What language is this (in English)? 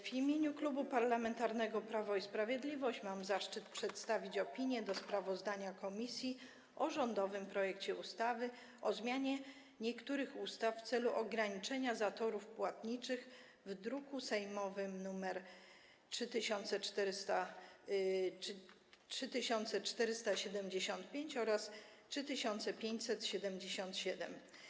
Polish